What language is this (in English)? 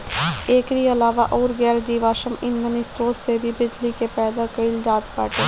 Bhojpuri